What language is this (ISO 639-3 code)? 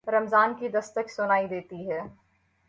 urd